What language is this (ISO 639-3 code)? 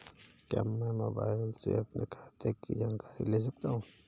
hin